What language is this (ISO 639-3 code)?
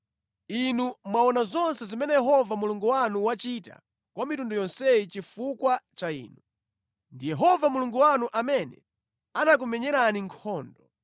nya